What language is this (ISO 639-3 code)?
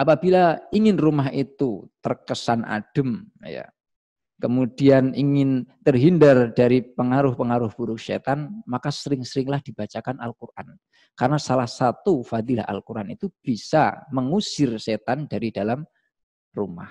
ind